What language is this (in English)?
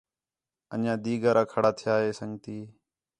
Khetrani